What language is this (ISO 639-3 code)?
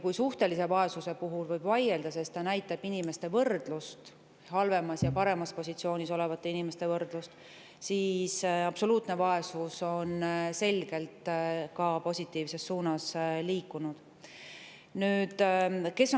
est